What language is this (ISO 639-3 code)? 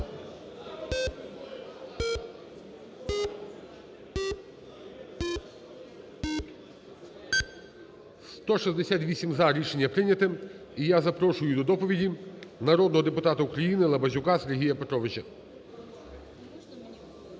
ukr